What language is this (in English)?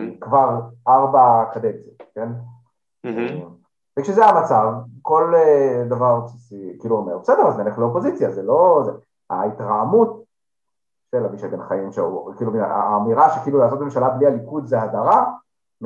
Hebrew